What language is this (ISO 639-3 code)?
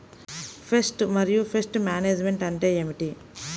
tel